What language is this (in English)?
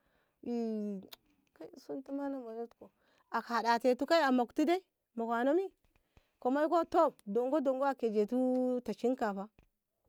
Ngamo